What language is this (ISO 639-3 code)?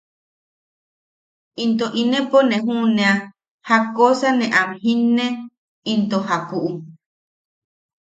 yaq